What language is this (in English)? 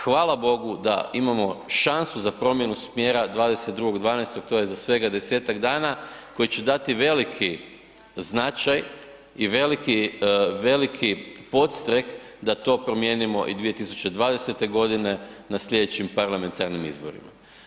Croatian